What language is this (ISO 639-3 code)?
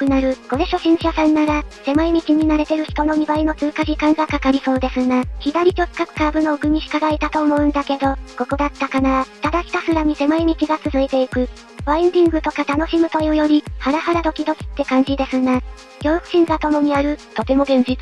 jpn